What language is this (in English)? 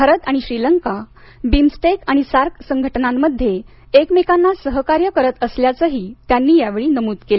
Marathi